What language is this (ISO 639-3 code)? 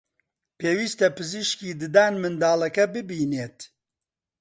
ckb